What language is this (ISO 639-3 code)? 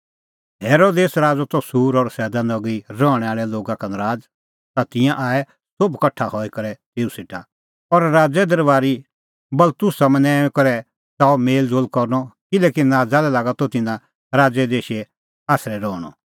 kfx